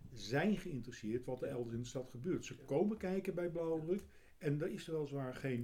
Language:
Dutch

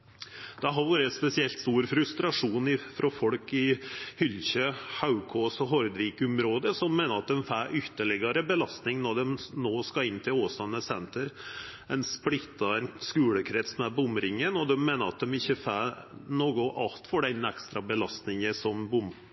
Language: Norwegian Nynorsk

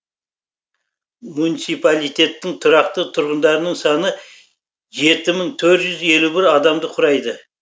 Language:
Kazakh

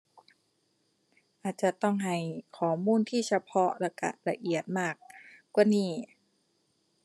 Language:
Thai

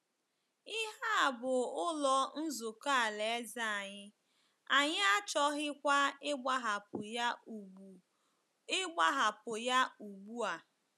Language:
Igbo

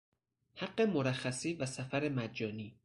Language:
Persian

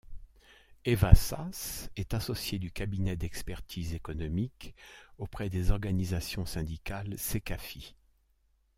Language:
French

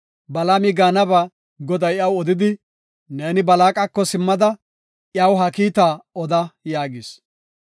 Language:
Gofa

